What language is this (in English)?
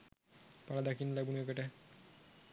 Sinhala